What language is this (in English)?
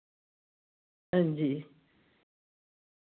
Dogri